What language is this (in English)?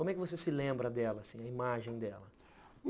Portuguese